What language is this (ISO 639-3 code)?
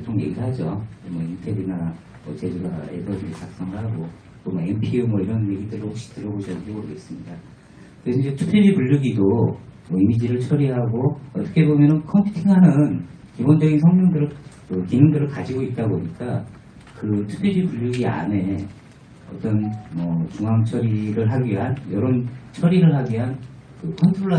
kor